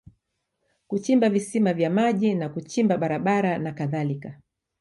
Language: Swahili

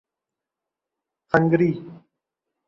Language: Urdu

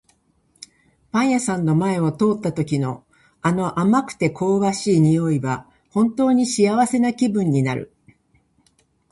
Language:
Japanese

